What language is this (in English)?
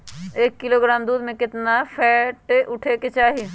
Magahi